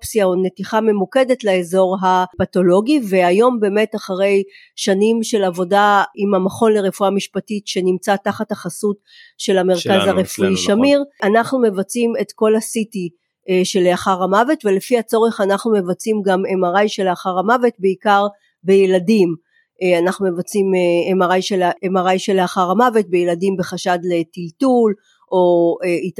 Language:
Hebrew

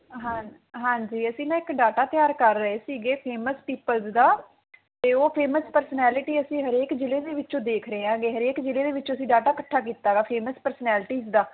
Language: Punjabi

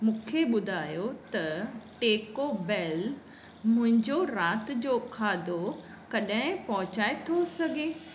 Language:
Sindhi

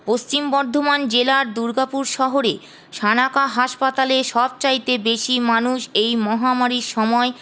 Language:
Bangla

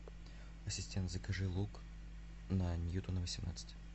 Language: Russian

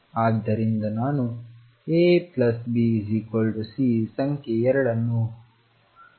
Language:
Kannada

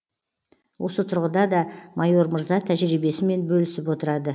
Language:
Kazakh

